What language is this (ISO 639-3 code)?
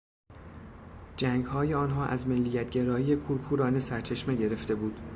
fas